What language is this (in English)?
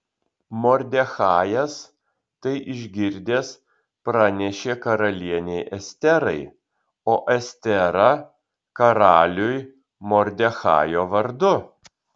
Lithuanian